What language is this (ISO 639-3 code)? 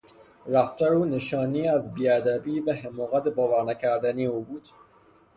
fas